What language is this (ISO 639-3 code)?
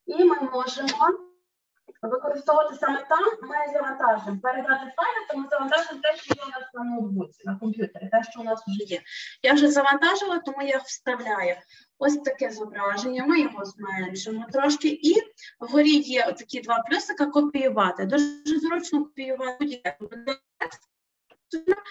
ukr